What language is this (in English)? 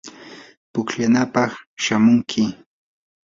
Yanahuanca Pasco Quechua